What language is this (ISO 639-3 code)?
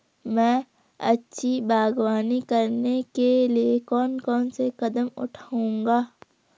hin